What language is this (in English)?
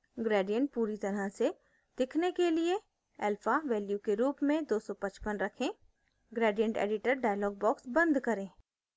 Hindi